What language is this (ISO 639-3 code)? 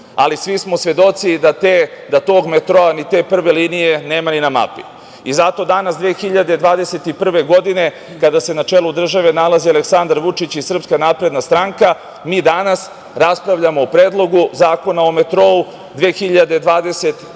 srp